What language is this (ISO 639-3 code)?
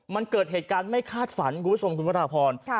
tha